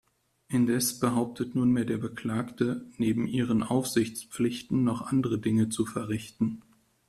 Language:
German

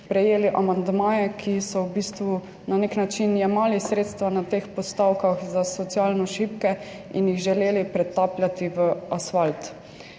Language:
Slovenian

